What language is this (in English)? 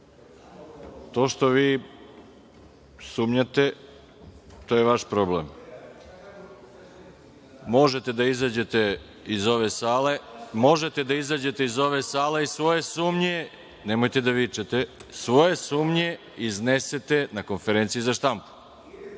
Serbian